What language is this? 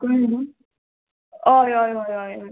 Konkani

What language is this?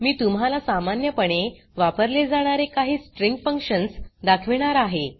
Marathi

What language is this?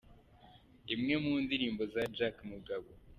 Kinyarwanda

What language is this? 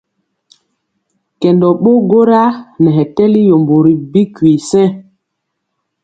Mpiemo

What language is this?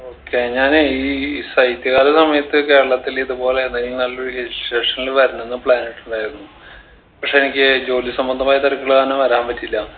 Malayalam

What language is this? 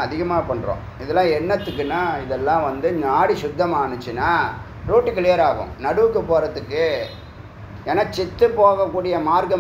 Tamil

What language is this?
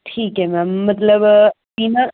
Punjabi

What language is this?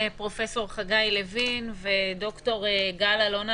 Hebrew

